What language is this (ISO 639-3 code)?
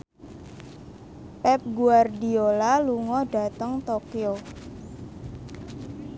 jav